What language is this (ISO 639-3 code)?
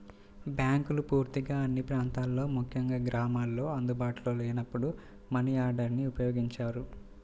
tel